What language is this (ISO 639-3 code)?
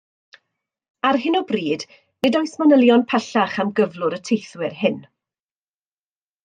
cym